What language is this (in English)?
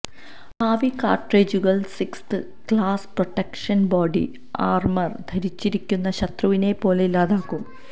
Malayalam